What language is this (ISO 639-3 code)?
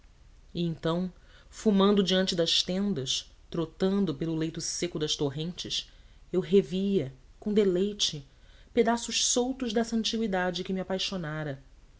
por